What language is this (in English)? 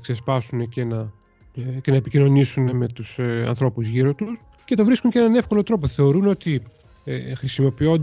Greek